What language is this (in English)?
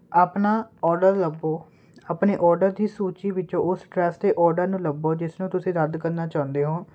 Punjabi